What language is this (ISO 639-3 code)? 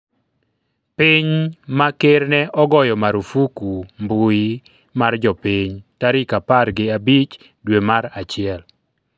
luo